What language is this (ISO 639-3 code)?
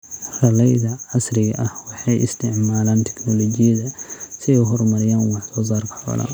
som